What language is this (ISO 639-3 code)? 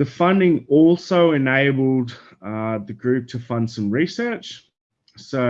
eng